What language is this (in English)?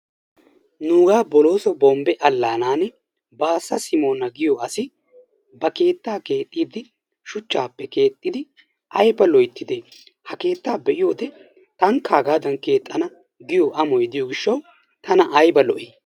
Wolaytta